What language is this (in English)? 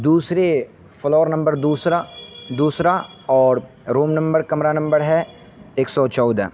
Urdu